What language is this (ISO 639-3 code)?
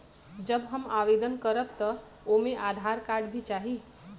bho